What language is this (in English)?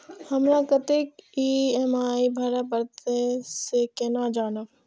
Maithili